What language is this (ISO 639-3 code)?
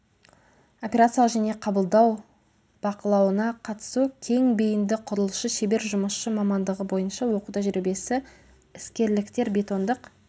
kaz